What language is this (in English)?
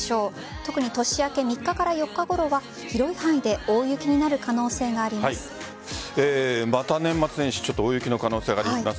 Japanese